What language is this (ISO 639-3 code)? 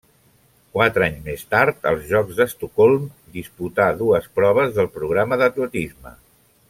cat